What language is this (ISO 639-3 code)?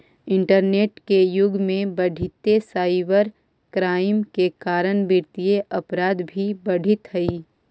mag